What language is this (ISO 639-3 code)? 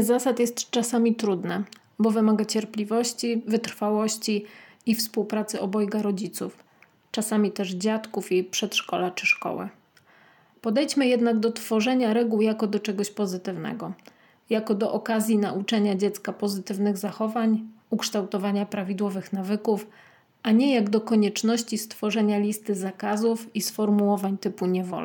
pol